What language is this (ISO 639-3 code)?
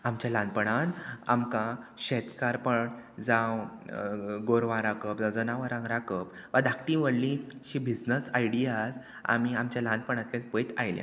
kok